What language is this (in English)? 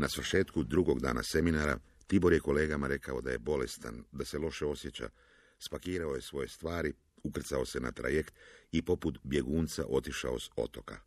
Croatian